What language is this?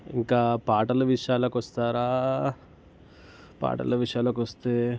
Telugu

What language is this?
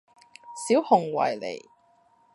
Cantonese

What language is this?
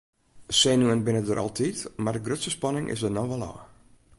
Western Frisian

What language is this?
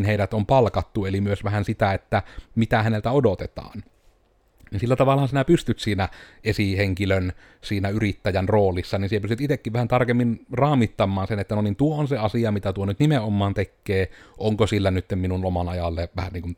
Finnish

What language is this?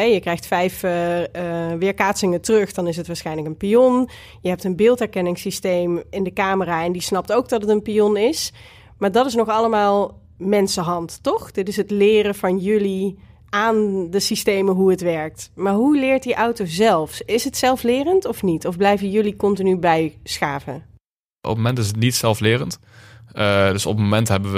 Dutch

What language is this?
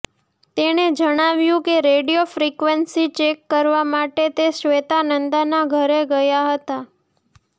Gujarati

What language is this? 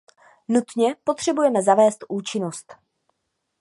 Czech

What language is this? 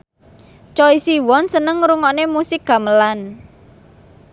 Javanese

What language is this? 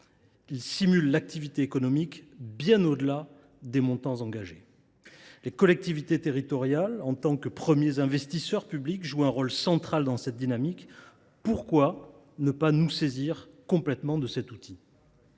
French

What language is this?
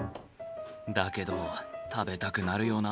Japanese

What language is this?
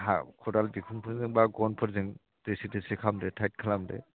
Bodo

